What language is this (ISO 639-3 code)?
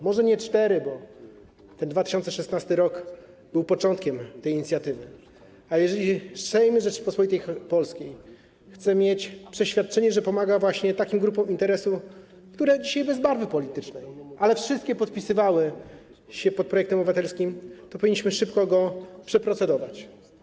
pol